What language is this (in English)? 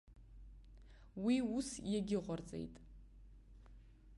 Abkhazian